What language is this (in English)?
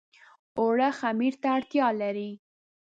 Pashto